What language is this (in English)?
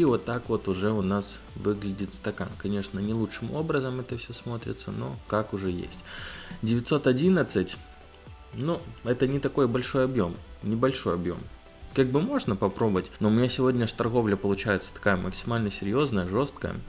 Russian